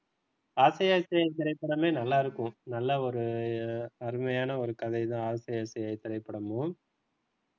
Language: Tamil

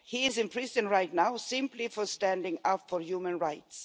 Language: English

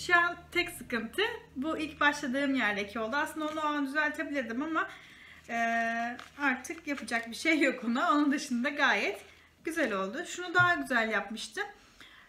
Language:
Turkish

